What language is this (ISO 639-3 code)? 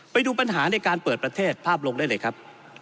tha